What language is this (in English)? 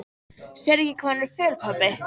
Icelandic